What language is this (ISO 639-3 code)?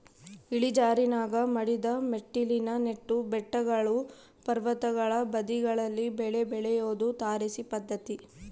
kan